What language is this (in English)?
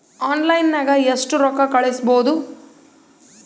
Kannada